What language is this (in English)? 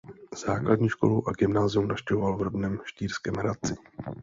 Czech